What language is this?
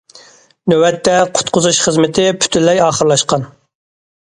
Uyghur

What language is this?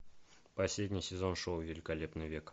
Russian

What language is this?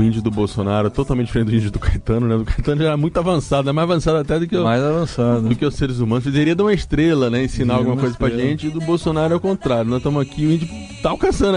Portuguese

